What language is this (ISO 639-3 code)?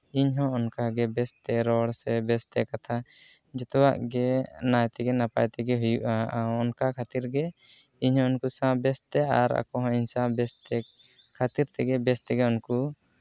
sat